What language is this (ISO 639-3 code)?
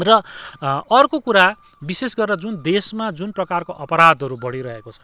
nep